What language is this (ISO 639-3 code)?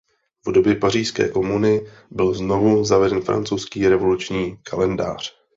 ces